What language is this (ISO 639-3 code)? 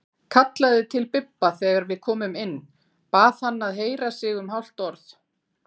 isl